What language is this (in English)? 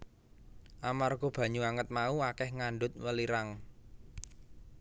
Javanese